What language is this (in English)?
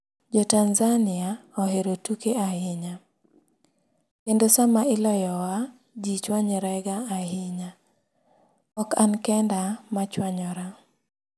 Luo (Kenya and Tanzania)